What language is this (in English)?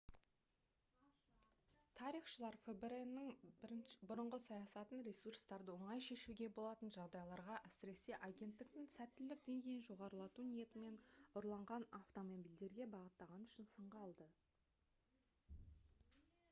Kazakh